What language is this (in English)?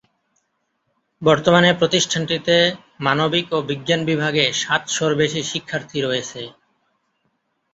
Bangla